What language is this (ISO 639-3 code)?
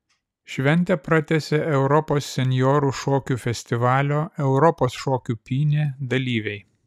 lit